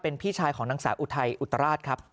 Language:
Thai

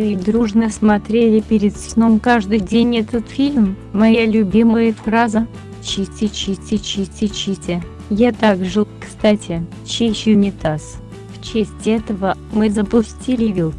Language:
Russian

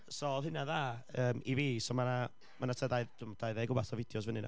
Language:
Welsh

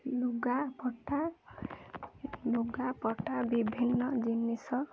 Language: Odia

